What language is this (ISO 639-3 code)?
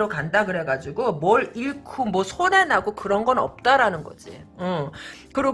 kor